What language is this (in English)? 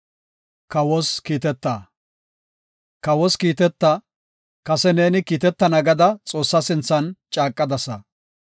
Gofa